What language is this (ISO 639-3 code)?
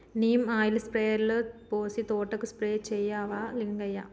tel